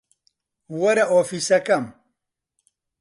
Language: Central Kurdish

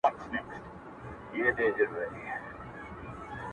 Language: Pashto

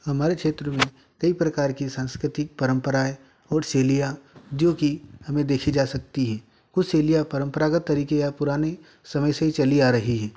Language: Hindi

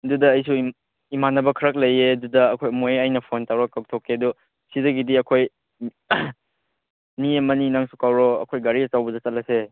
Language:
Manipuri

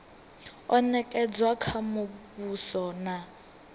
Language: Venda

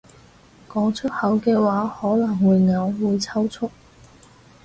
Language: Cantonese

